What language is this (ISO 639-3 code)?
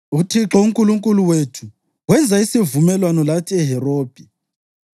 nde